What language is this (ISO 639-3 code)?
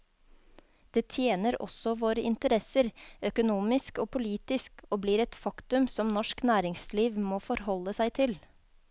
nor